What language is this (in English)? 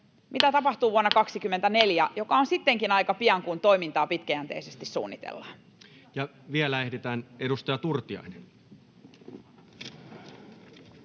Finnish